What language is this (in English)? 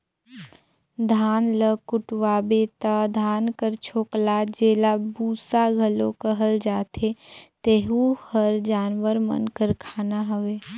Chhattisgarhi